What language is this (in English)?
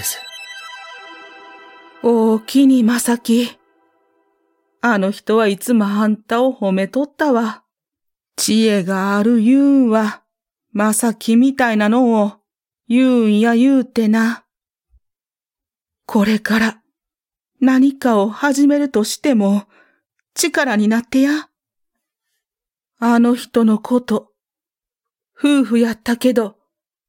Japanese